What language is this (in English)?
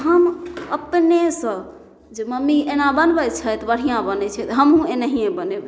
Maithili